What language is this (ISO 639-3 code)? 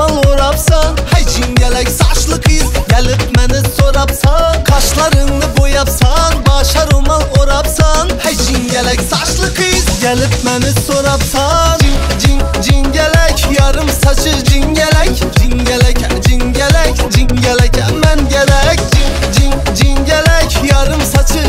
tur